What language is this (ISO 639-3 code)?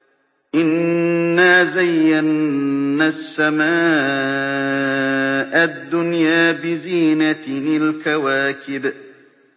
ara